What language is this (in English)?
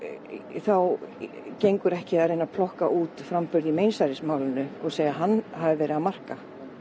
Icelandic